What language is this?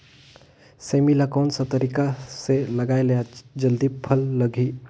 Chhattisgarhi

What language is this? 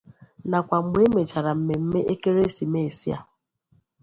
Igbo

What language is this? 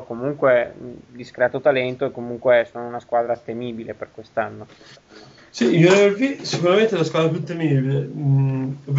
Italian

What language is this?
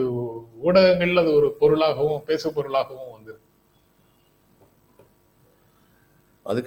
Tamil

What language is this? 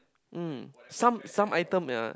English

